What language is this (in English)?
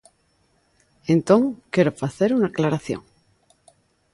Galician